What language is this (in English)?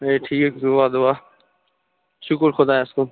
Kashmiri